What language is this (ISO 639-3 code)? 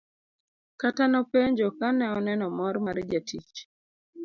luo